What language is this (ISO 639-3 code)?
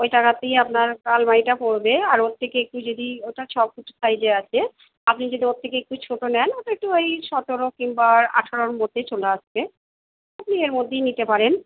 ben